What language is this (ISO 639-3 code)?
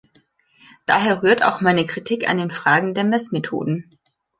deu